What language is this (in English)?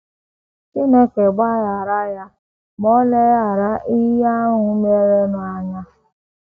Igbo